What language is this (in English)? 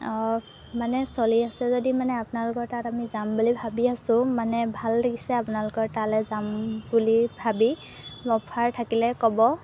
Assamese